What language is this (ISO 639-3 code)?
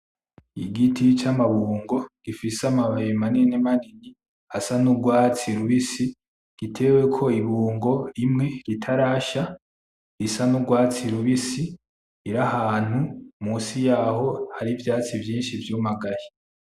run